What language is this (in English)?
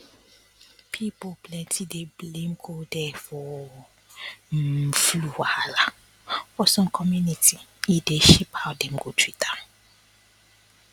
Nigerian Pidgin